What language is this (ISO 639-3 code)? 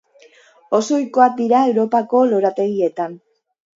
eus